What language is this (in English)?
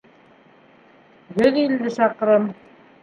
Bashkir